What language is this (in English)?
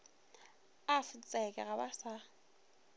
Northern Sotho